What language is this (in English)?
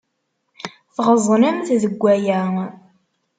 Kabyle